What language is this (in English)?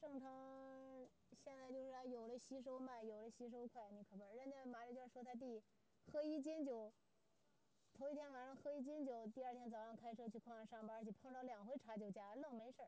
Chinese